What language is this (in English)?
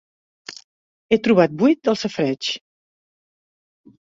Catalan